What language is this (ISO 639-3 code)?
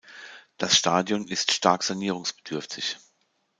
deu